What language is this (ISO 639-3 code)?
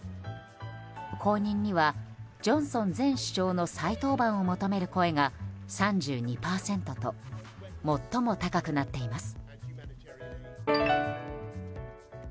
jpn